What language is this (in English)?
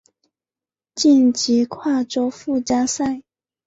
Chinese